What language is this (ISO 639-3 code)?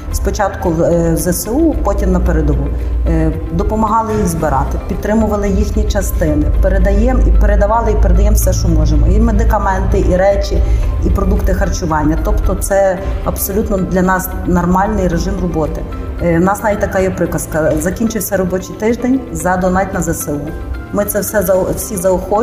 ukr